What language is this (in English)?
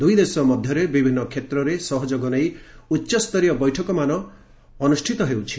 Odia